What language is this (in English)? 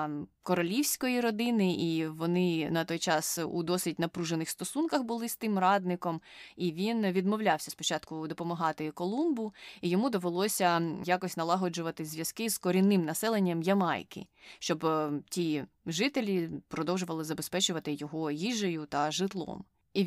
Ukrainian